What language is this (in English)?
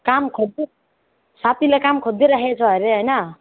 Nepali